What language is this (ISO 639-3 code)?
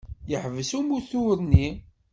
kab